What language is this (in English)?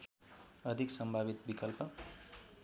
Nepali